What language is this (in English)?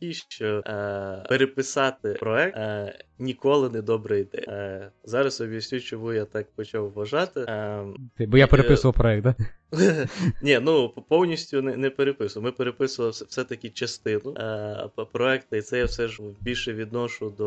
Ukrainian